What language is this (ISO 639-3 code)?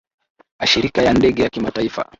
swa